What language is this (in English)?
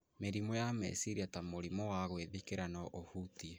Kikuyu